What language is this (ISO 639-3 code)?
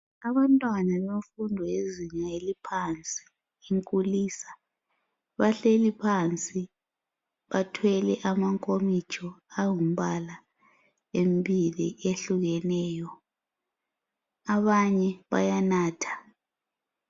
nde